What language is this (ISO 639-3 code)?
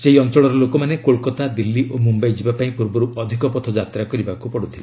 ori